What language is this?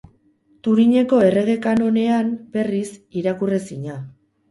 Basque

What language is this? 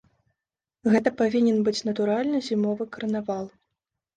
Belarusian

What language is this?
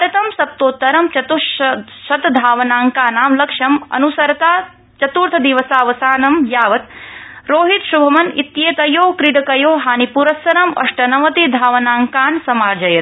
Sanskrit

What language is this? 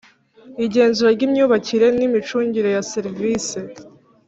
Kinyarwanda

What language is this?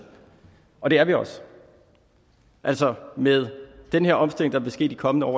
Danish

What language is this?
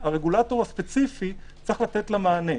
Hebrew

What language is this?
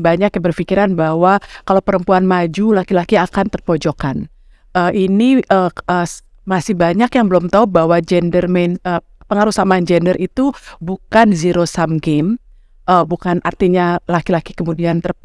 Indonesian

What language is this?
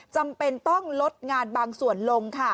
Thai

